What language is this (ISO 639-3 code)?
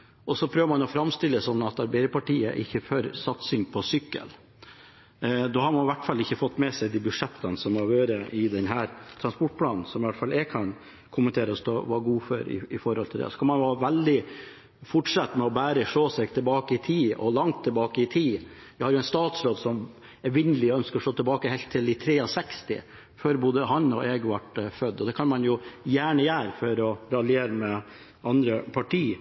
nob